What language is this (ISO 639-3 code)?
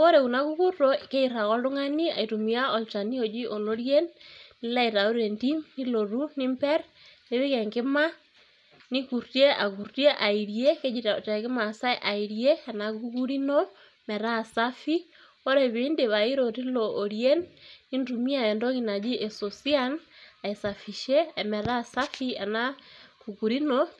mas